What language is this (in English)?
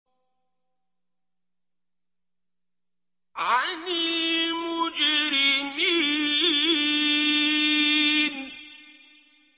Arabic